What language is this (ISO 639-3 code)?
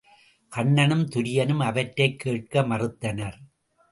tam